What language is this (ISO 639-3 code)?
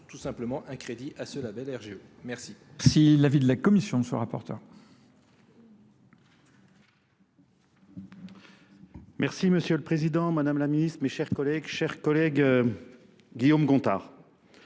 fra